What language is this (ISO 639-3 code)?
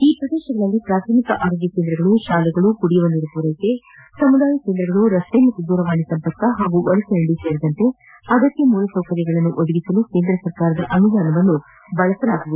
kan